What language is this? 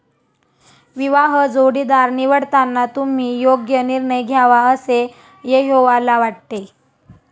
Marathi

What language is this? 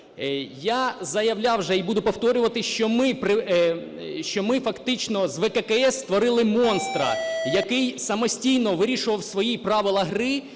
Ukrainian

